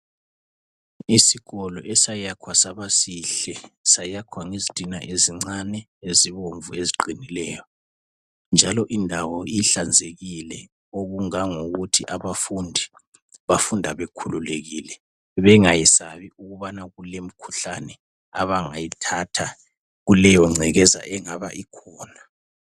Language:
North Ndebele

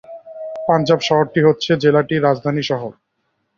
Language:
Bangla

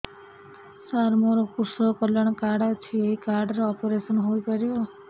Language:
Odia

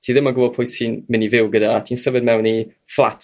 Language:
Welsh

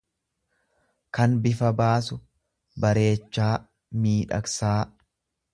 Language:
Oromo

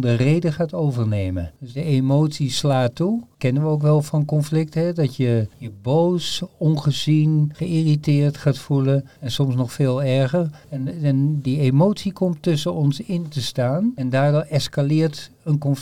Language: Dutch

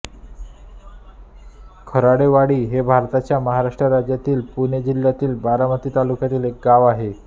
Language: Marathi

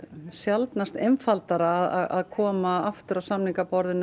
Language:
Icelandic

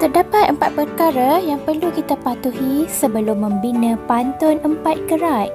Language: Malay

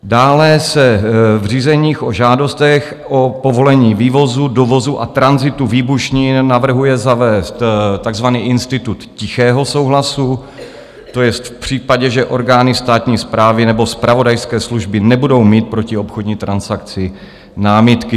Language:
Czech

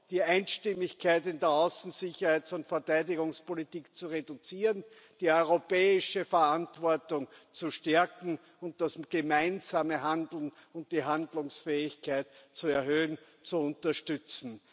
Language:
German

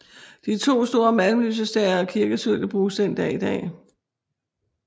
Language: Danish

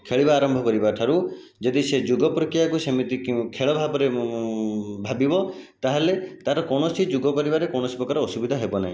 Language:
Odia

